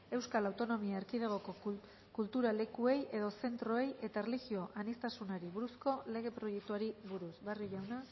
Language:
Basque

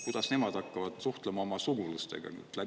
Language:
Estonian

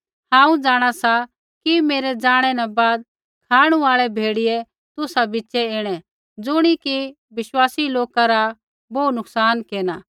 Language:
Kullu Pahari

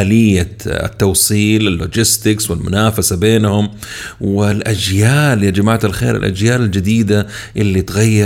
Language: Arabic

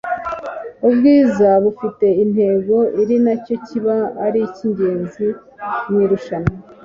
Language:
Kinyarwanda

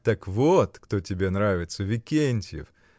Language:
Russian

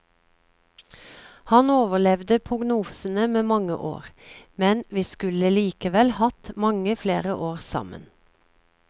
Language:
Norwegian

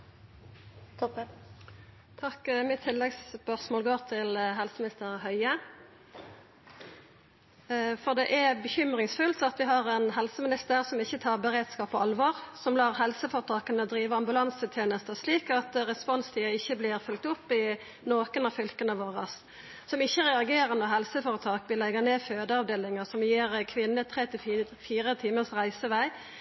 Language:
Norwegian Nynorsk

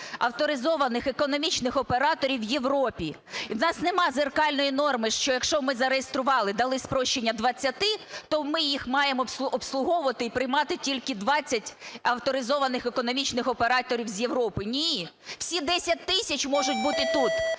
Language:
Ukrainian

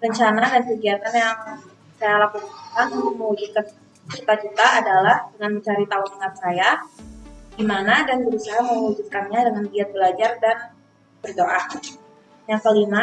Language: Indonesian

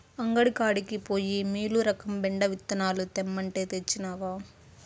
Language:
Telugu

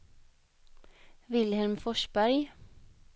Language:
Swedish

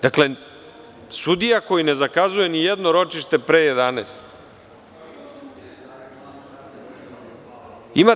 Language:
Serbian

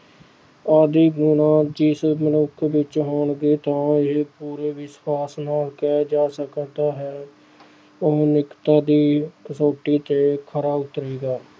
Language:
Punjabi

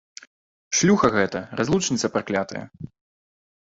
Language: Belarusian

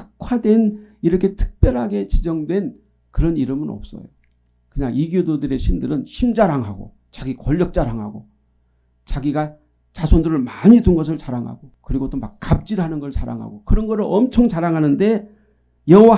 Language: Korean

